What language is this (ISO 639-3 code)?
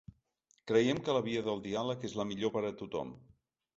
cat